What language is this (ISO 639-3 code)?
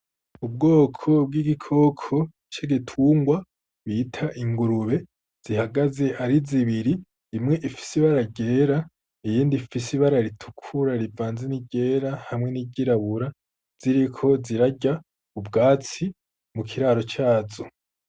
run